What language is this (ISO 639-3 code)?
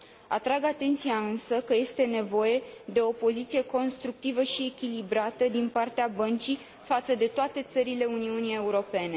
ron